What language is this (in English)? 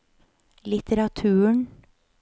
Norwegian